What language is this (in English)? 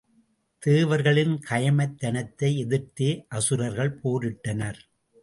Tamil